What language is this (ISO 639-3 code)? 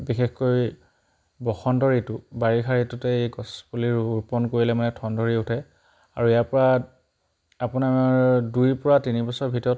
asm